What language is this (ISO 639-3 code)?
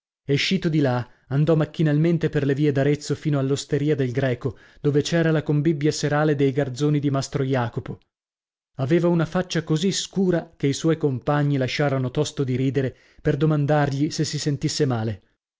ita